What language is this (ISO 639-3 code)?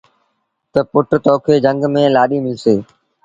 sbn